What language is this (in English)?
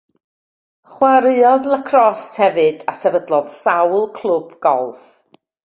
Welsh